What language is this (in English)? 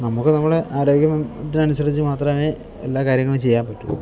Malayalam